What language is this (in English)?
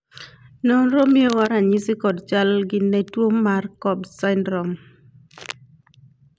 Luo (Kenya and Tanzania)